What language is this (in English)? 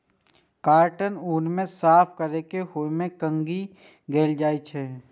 Maithili